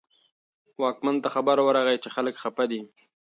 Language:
Pashto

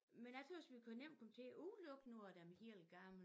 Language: Danish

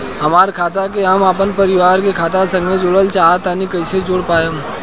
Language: Bhojpuri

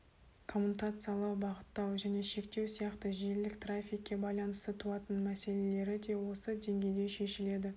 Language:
Kazakh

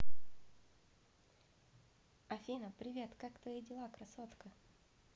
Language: Russian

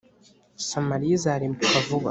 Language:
Kinyarwanda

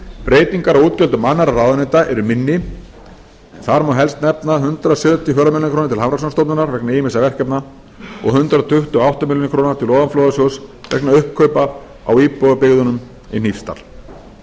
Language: Icelandic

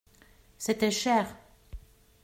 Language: French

